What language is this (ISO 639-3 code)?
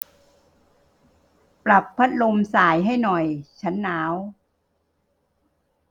tha